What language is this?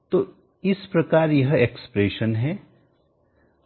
Hindi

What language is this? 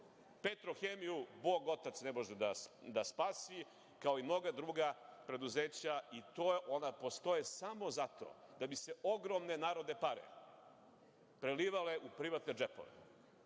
Serbian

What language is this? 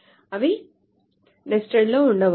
Telugu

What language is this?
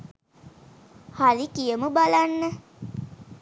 Sinhala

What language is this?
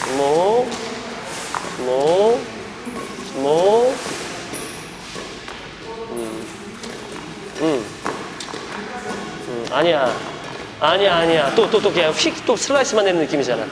Korean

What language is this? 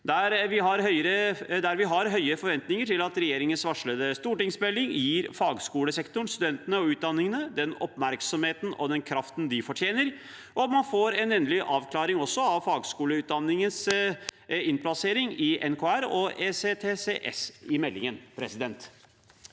Norwegian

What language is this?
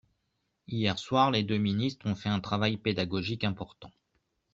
French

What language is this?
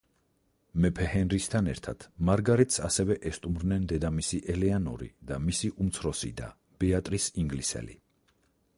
Georgian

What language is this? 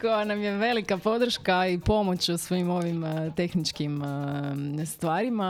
Croatian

